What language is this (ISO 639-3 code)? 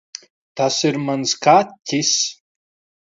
lav